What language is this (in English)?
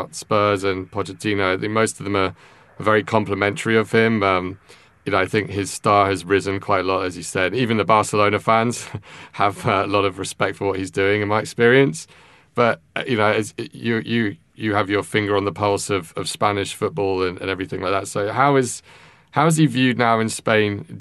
English